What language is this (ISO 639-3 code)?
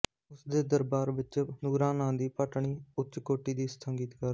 pan